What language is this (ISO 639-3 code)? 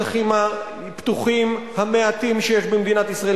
heb